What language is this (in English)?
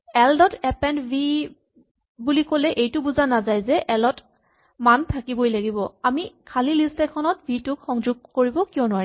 Assamese